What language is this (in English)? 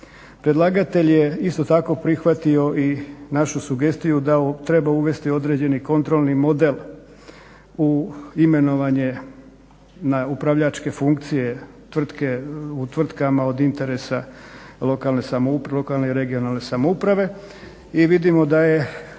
Croatian